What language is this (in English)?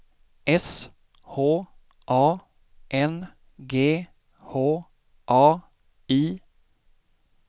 Swedish